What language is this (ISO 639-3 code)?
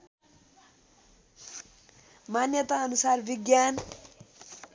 nep